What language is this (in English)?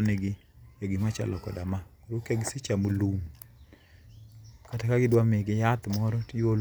Luo (Kenya and Tanzania)